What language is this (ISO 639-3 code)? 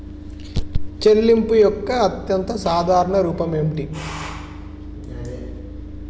tel